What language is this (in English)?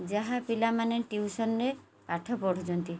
Odia